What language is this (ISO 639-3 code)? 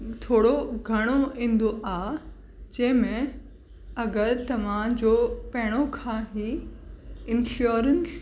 snd